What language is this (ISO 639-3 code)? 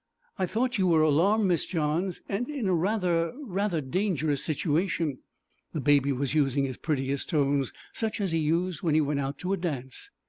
eng